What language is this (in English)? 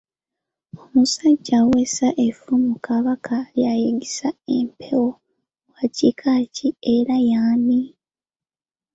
Ganda